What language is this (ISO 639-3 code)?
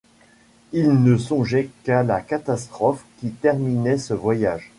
fra